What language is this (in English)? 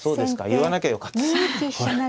Japanese